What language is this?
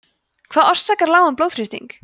Icelandic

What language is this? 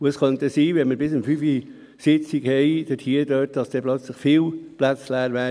Swiss German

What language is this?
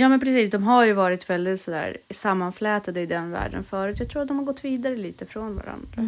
Swedish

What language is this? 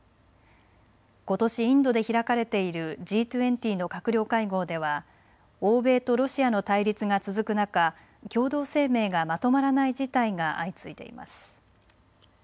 Japanese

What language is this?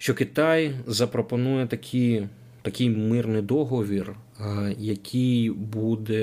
Ukrainian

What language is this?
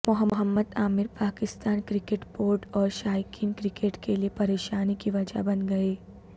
Urdu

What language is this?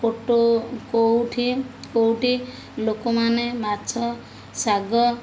Odia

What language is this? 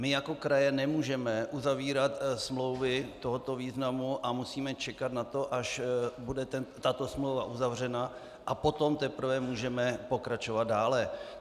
Czech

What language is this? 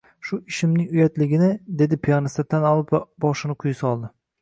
Uzbek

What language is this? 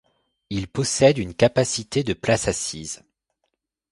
French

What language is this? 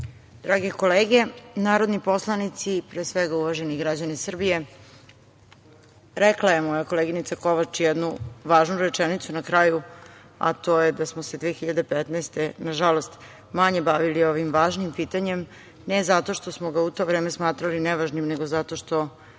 Serbian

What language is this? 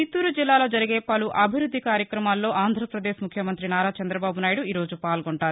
Telugu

